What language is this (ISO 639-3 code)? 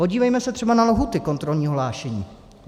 ces